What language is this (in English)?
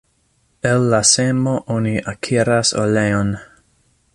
Esperanto